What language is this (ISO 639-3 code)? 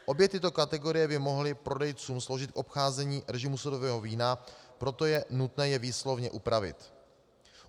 ces